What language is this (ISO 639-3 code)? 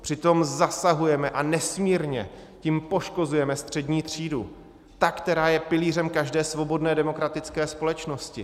ces